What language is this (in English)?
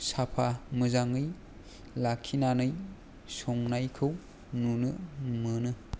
Bodo